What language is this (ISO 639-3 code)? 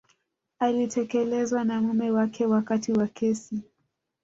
swa